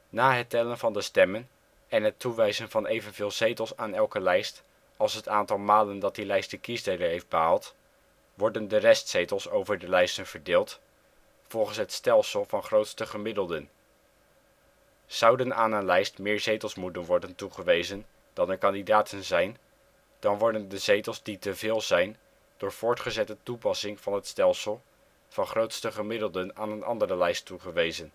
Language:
Dutch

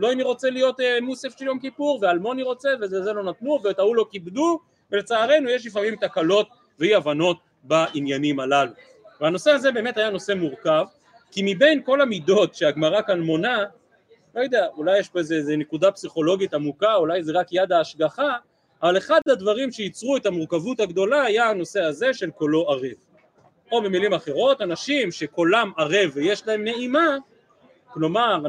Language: Hebrew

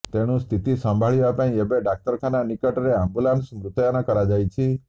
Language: Odia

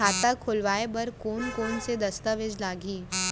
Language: Chhattisgarhi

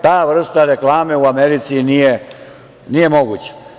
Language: Serbian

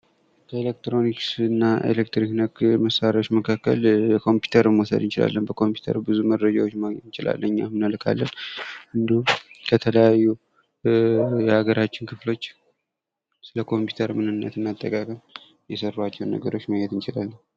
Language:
Amharic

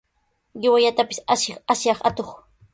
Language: Sihuas Ancash Quechua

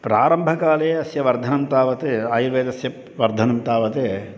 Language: Sanskrit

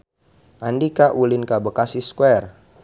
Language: Sundanese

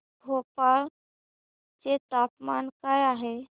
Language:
Marathi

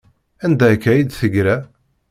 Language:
Kabyle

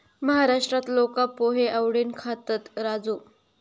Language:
Marathi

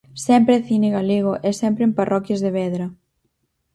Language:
Galician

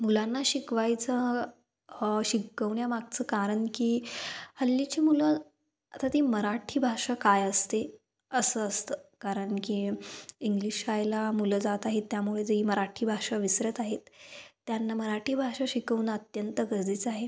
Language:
Marathi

